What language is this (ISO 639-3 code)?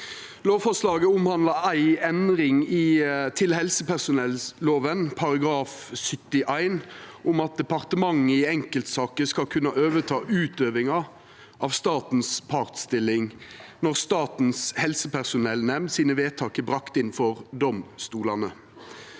nor